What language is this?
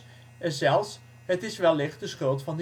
Dutch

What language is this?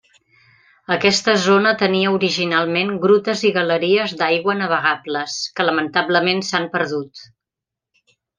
Catalan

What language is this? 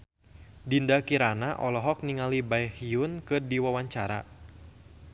Sundanese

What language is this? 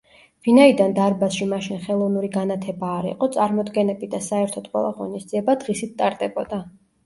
Georgian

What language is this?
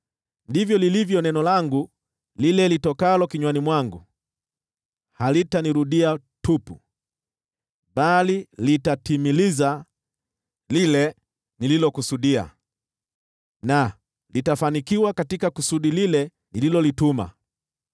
Swahili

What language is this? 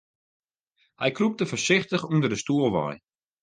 Western Frisian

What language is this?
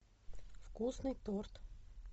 Russian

